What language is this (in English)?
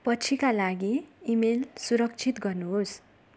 Nepali